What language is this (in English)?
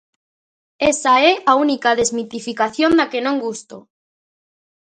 Galician